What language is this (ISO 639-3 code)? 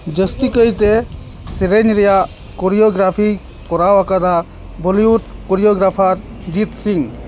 sat